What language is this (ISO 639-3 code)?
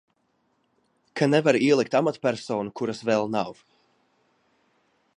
lav